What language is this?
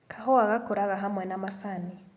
Kikuyu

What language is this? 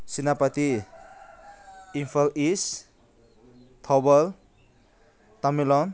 Manipuri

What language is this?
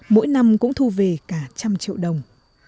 Vietnamese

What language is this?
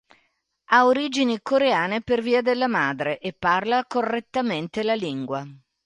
Italian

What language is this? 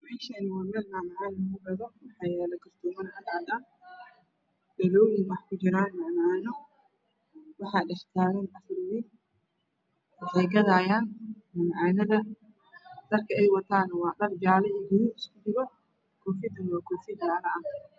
Somali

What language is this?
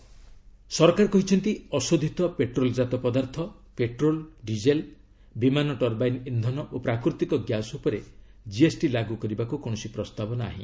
Odia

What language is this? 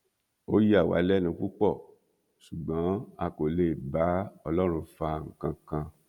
Yoruba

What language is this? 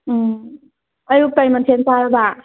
Manipuri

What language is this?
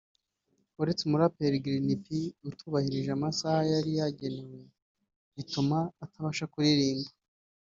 Kinyarwanda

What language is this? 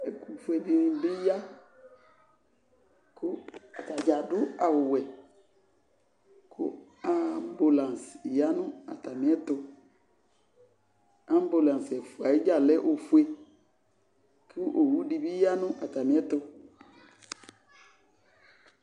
Ikposo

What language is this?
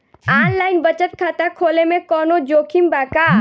Bhojpuri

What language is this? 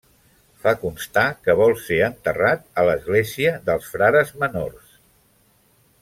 Catalan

